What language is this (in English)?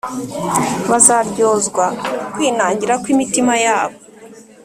Kinyarwanda